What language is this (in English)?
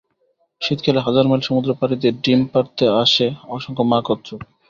Bangla